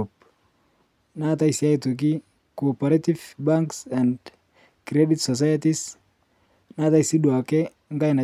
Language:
Masai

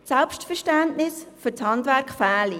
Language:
Swiss German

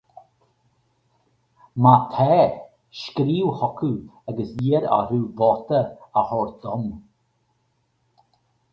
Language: Irish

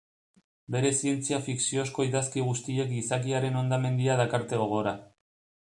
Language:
Basque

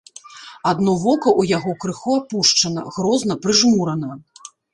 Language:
Belarusian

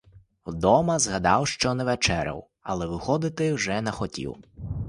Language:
Ukrainian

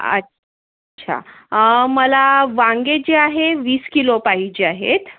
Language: Marathi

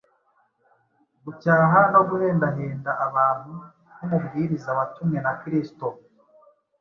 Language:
Kinyarwanda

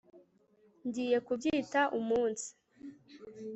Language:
Kinyarwanda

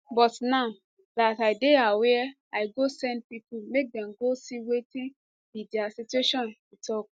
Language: Nigerian Pidgin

